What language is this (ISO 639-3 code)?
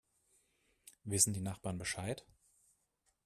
deu